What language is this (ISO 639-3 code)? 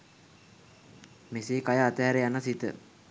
sin